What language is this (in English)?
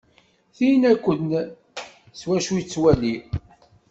Kabyle